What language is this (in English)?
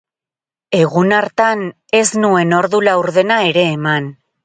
Basque